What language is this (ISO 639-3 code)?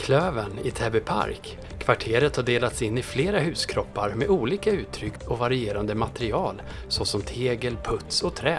swe